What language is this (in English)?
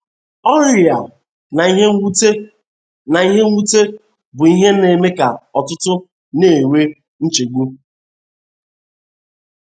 Igbo